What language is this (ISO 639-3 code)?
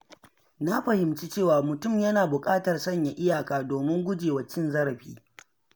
hau